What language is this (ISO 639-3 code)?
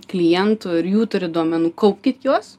lit